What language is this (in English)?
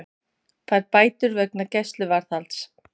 Icelandic